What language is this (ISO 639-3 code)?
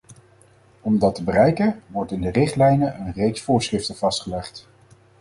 nld